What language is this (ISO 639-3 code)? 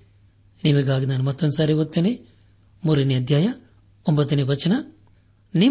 kan